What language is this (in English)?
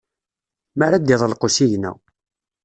Kabyle